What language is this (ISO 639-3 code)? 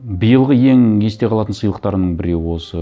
kaz